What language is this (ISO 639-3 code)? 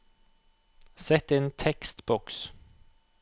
nor